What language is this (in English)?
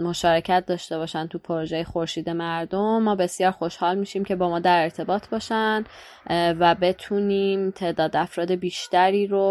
Persian